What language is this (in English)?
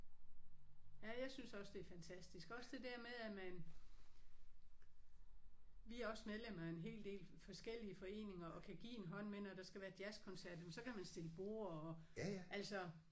Danish